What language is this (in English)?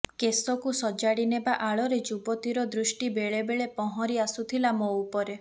Odia